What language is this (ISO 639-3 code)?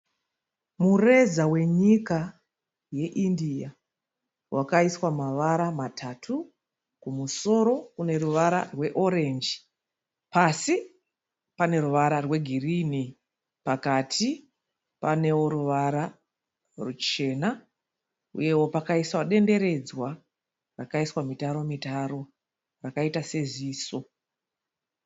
sna